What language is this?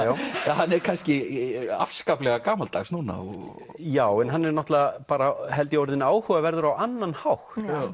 Icelandic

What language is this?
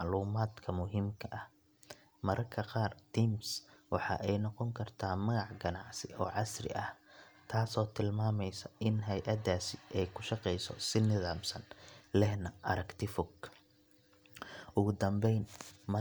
Somali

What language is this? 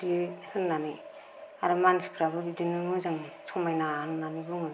Bodo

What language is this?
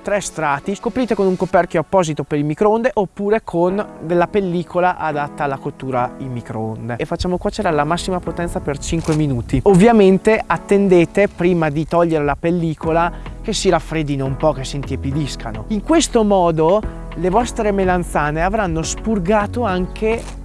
Italian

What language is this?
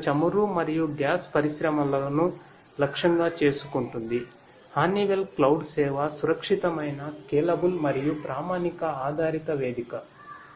Telugu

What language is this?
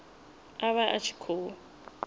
Venda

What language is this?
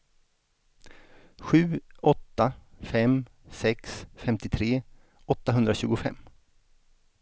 Swedish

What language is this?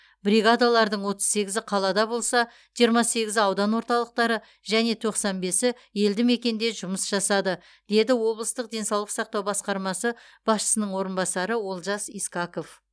Kazakh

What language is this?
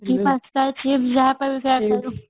Odia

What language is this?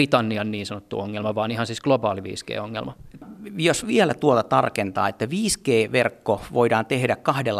Finnish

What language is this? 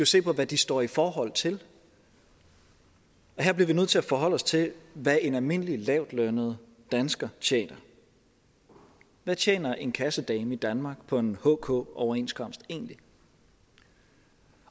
Danish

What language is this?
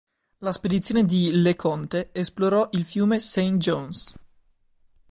Italian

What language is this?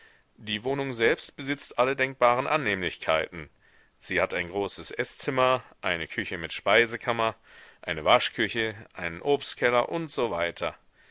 German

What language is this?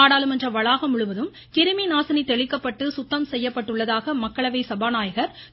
Tamil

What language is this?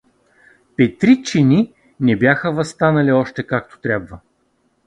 Bulgarian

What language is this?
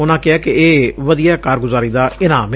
Punjabi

